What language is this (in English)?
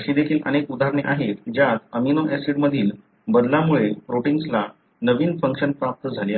Marathi